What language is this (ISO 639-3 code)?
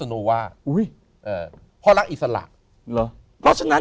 tha